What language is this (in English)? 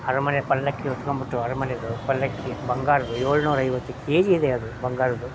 Kannada